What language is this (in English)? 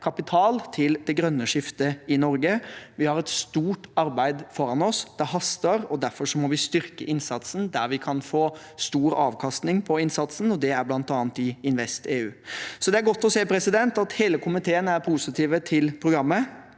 Norwegian